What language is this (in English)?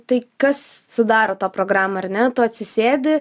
Lithuanian